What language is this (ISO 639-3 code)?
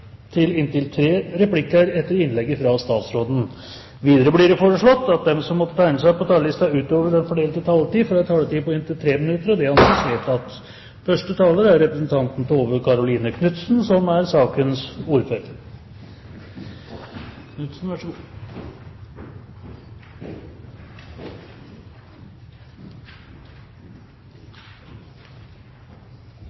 nob